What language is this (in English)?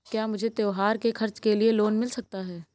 Hindi